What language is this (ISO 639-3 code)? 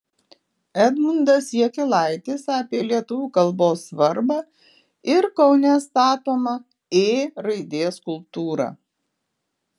lit